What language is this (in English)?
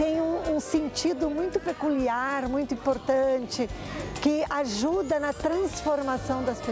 Portuguese